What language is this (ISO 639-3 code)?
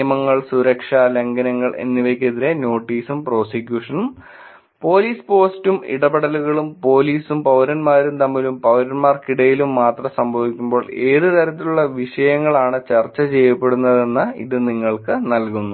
mal